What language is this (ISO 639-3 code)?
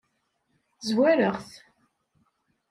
kab